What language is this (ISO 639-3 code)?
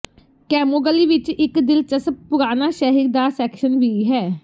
pan